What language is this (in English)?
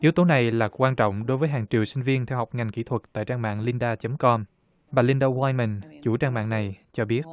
Vietnamese